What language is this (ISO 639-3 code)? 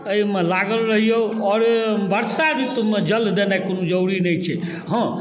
mai